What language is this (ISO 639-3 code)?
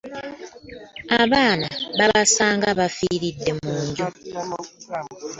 lug